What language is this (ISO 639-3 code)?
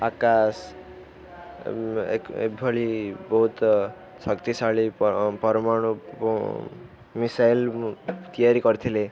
ori